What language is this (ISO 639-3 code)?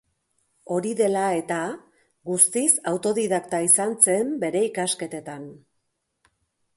eus